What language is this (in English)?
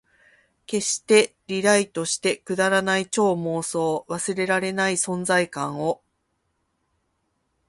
Japanese